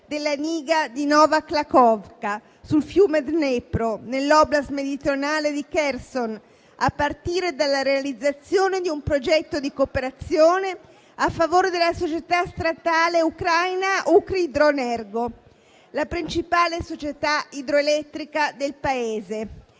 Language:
Italian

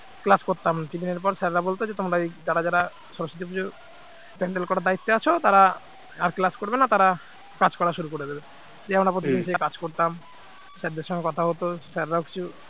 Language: Bangla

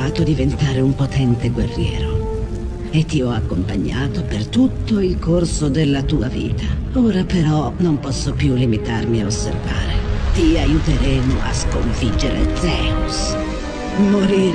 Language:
Italian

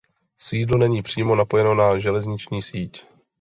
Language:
Czech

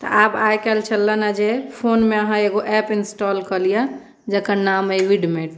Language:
Maithili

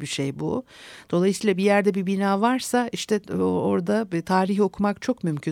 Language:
Turkish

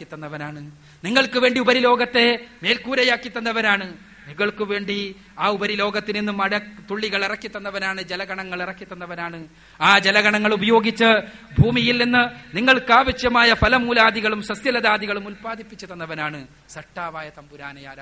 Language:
Malayalam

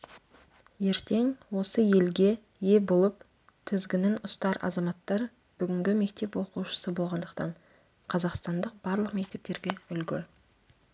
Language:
Kazakh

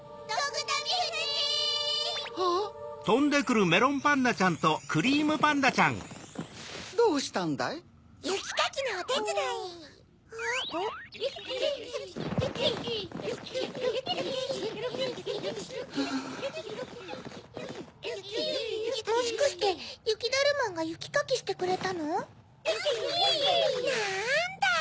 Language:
Japanese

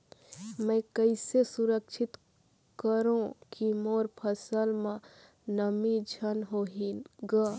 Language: Chhattisgarhi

